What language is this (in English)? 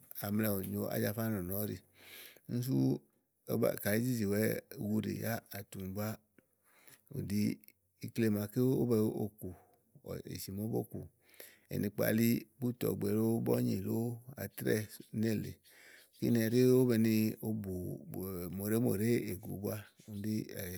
Igo